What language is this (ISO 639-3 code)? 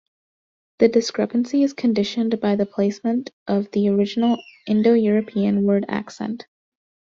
eng